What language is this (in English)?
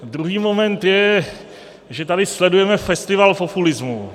Czech